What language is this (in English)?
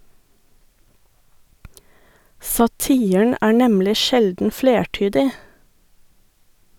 Norwegian